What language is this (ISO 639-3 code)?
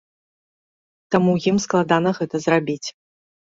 bel